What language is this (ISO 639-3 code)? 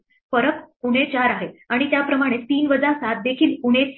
mar